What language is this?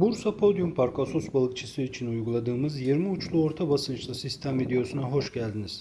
Turkish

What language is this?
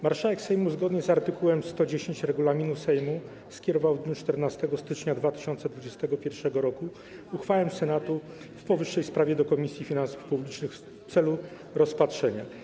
Polish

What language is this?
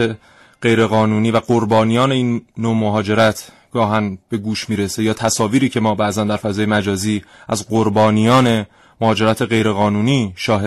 Persian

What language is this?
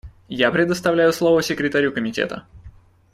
Russian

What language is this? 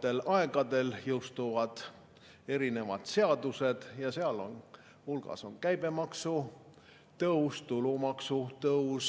Estonian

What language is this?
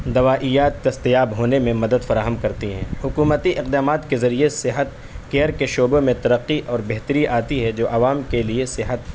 Urdu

